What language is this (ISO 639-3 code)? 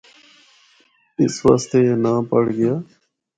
hno